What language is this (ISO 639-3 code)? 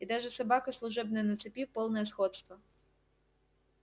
rus